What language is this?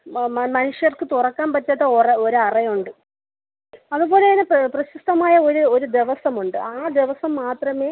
Malayalam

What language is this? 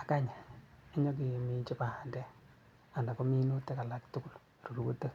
Kalenjin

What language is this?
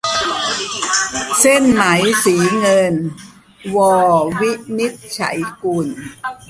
Thai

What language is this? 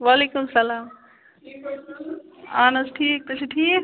Kashmiri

